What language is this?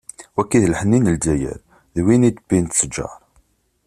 Kabyle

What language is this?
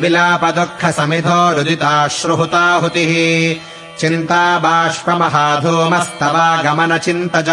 Kannada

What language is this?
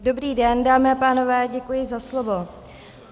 Czech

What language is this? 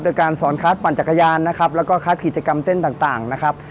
Thai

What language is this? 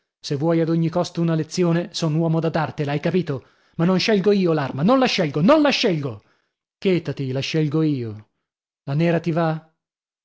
Italian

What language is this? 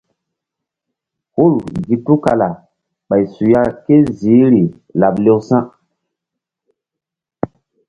Mbum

